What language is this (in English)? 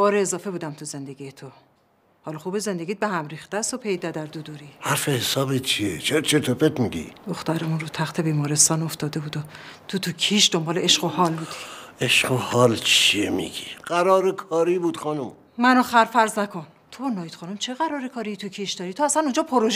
Persian